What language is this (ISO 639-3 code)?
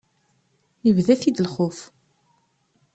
kab